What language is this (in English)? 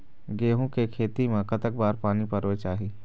Chhattisgarhi